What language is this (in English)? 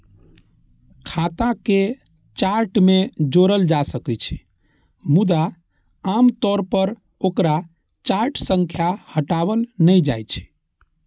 Maithili